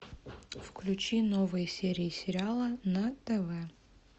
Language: Russian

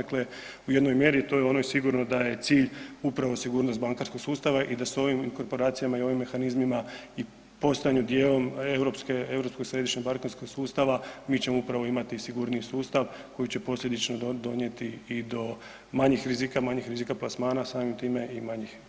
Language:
Croatian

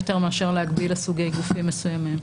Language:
Hebrew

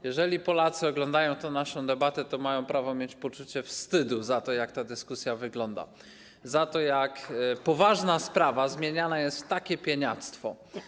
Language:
Polish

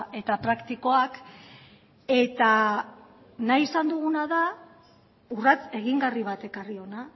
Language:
Basque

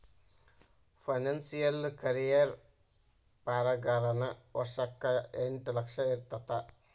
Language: Kannada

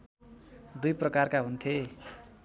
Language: Nepali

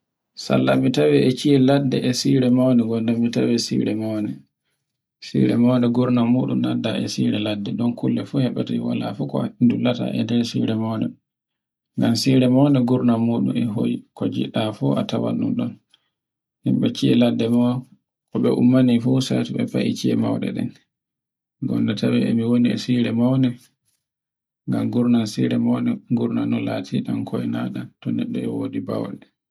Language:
Borgu Fulfulde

